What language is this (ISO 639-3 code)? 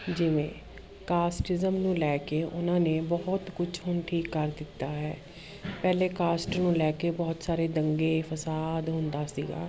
pan